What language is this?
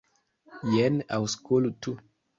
Esperanto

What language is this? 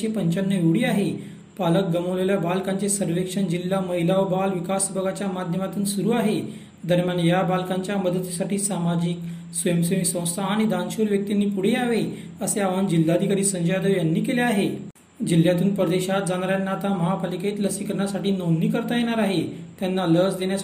Marathi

